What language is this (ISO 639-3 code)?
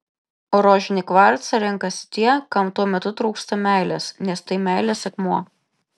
lit